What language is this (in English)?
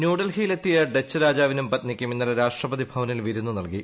Malayalam